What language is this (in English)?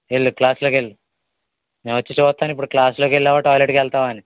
Telugu